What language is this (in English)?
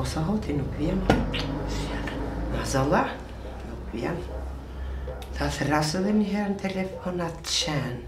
Romanian